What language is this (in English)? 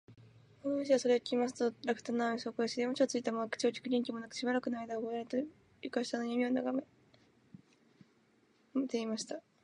Japanese